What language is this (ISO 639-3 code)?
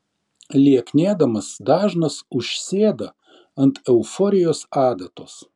lit